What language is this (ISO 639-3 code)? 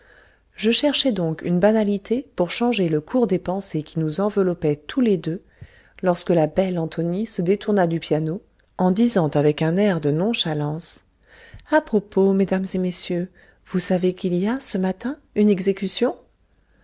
fra